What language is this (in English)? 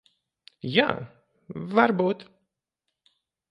Latvian